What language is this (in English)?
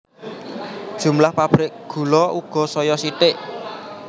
Javanese